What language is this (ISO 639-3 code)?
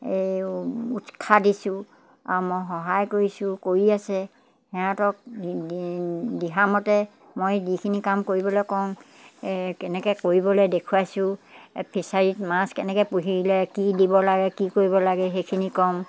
asm